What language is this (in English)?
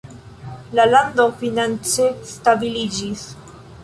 Esperanto